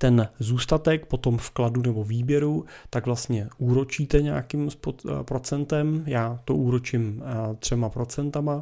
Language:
Czech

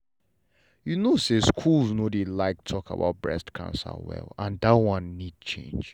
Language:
Nigerian Pidgin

